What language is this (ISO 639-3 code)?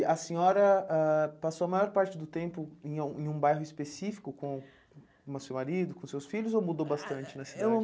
por